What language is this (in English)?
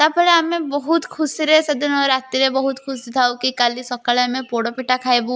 Odia